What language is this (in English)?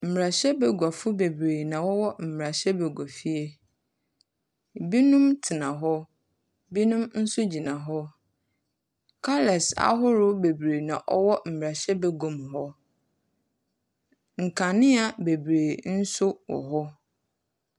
Akan